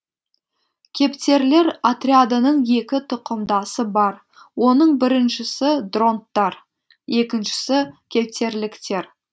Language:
Kazakh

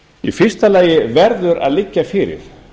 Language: Icelandic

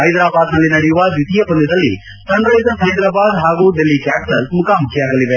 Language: Kannada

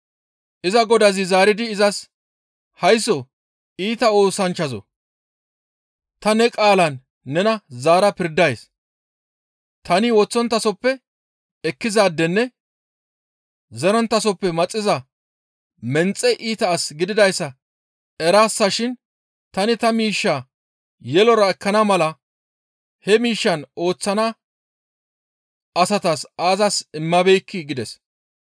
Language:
Gamo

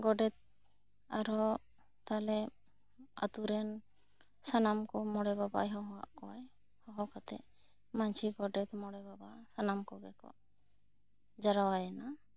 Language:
Santali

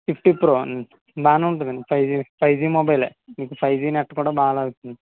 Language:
Telugu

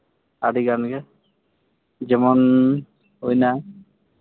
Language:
Santali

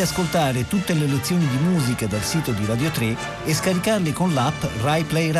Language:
Italian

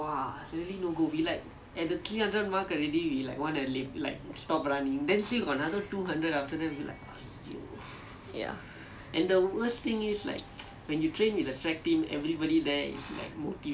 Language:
English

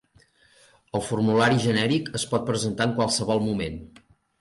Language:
Catalan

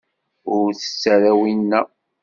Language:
Kabyle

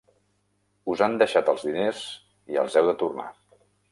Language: Catalan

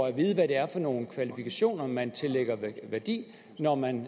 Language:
Danish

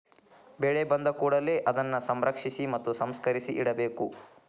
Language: Kannada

